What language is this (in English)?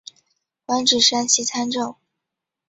Chinese